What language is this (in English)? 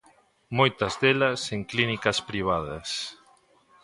Galician